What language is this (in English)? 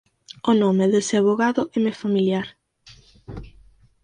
Galician